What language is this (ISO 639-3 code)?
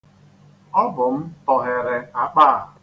ibo